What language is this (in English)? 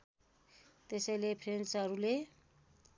Nepali